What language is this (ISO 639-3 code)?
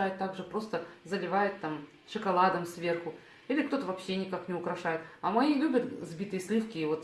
rus